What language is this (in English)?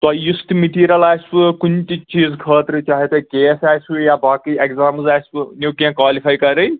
Kashmiri